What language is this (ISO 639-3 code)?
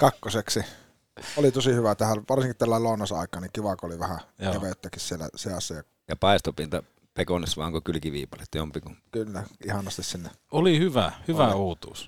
fin